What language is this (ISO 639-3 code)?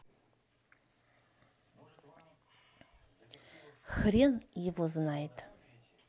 rus